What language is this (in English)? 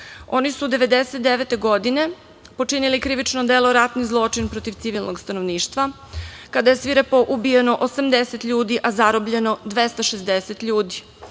Serbian